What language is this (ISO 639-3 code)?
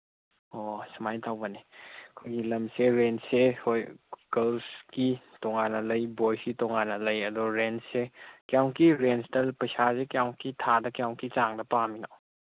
mni